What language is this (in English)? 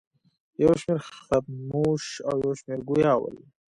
Pashto